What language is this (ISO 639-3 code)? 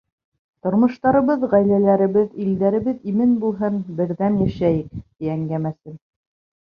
bak